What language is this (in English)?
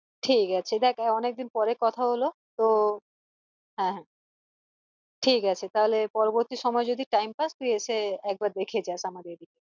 Bangla